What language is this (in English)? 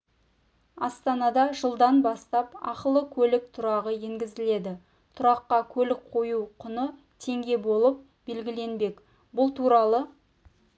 Kazakh